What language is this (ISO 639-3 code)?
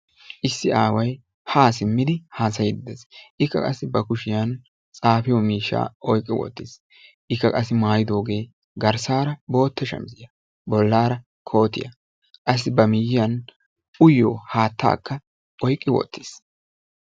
wal